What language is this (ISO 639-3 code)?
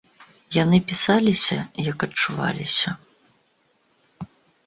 bel